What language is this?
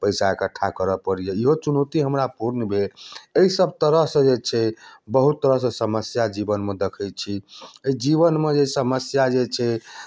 Maithili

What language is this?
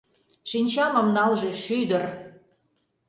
Mari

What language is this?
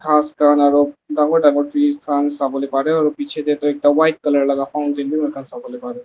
Naga Pidgin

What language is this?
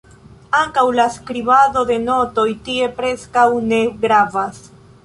Esperanto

